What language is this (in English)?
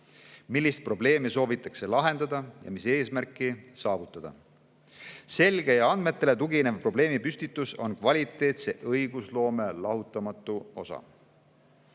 Estonian